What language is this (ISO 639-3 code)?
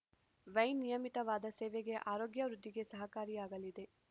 kan